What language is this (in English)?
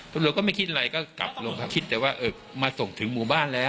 Thai